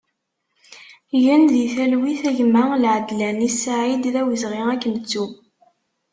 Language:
Kabyle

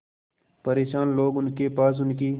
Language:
Hindi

